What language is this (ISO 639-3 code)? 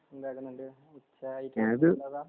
mal